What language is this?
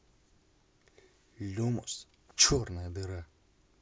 Russian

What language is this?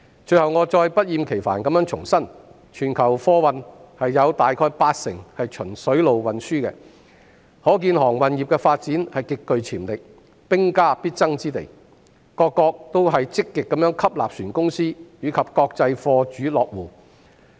Cantonese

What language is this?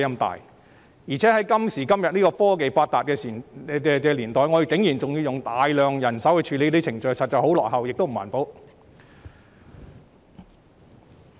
Cantonese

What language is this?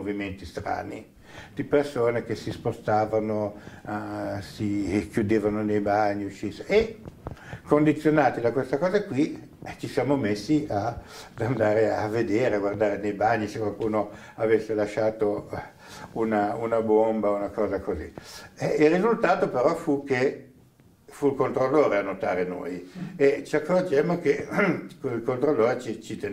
Italian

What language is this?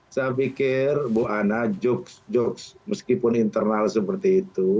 Indonesian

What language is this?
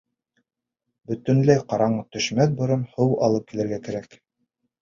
Bashkir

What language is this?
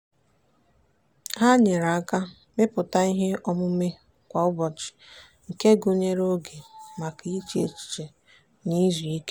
Igbo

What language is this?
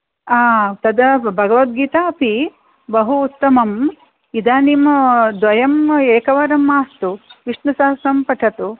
Sanskrit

